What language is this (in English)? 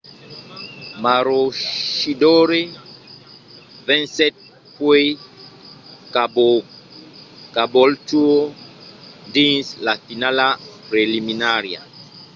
Occitan